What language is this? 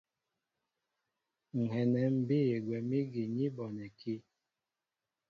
Mbo (Cameroon)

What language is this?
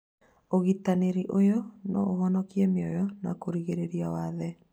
Kikuyu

